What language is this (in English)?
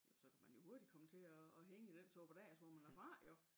Danish